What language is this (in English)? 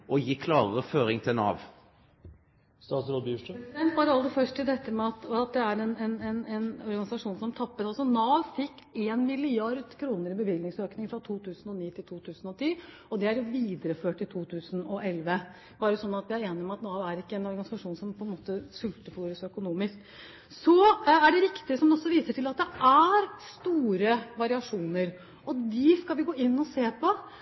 Norwegian